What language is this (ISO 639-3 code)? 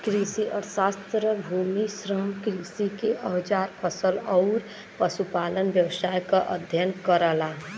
bho